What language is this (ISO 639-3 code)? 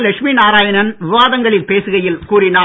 tam